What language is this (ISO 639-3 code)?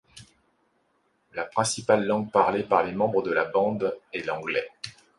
fra